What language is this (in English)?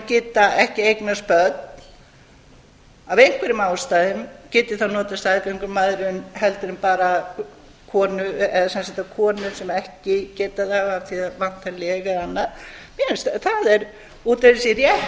Icelandic